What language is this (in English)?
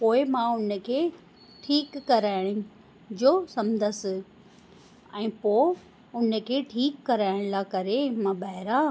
Sindhi